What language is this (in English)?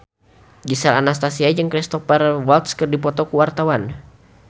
Sundanese